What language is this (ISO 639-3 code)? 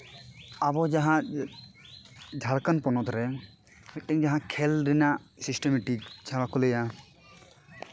sat